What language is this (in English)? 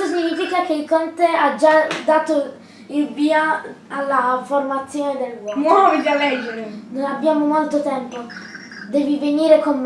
Italian